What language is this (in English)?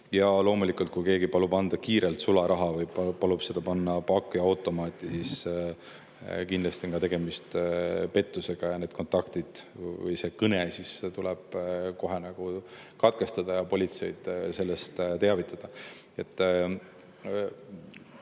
Estonian